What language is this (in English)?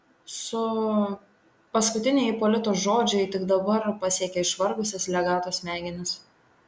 Lithuanian